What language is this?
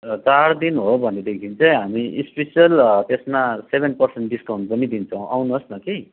Nepali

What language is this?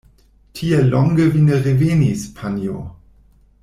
Esperanto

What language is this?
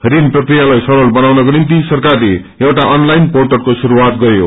Nepali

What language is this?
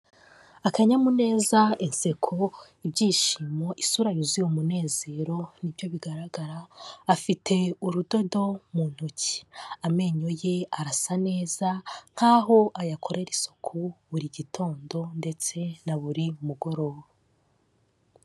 Kinyarwanda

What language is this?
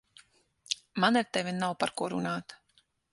Latvian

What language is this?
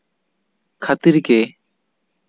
Santali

